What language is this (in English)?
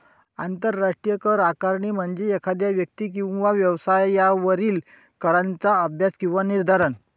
Marathi